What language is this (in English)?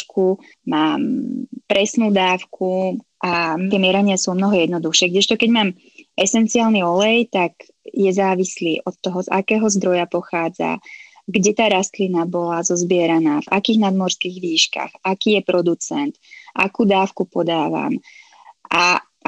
Slovak